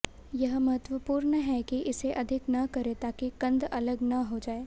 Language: Hindi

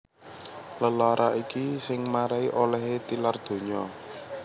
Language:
Javanese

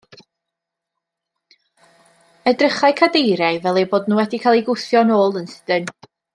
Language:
Welsh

